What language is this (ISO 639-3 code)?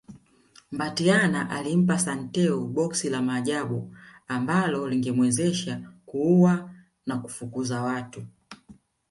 swa